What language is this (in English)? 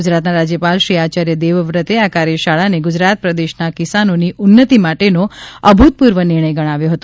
Gujarati